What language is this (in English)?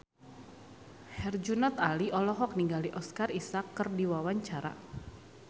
Sundanese